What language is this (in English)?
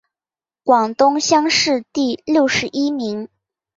Chinese